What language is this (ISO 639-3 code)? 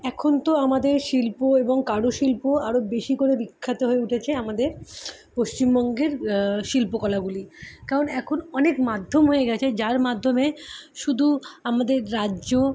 ben